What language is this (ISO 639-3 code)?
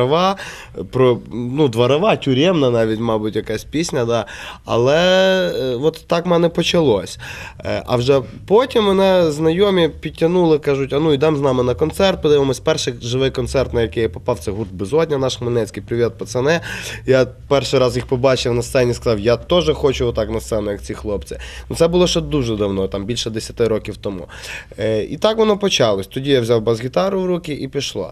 rus